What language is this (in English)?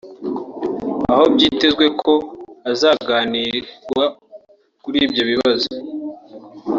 Kinyarwanda